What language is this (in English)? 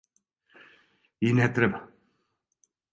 Serbian